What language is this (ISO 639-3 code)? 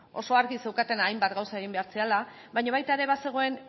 eus